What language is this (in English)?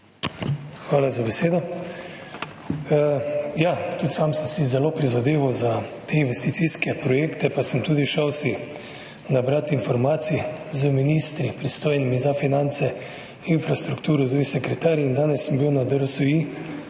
Slovenian